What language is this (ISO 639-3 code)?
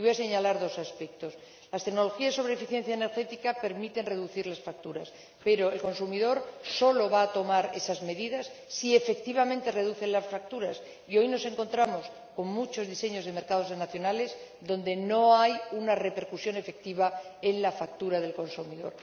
spa